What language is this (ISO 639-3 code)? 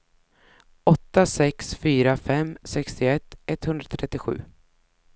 swe